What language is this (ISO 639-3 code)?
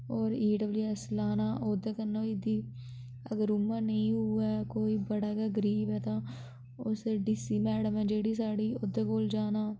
doi